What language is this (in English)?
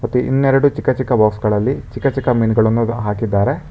Kannada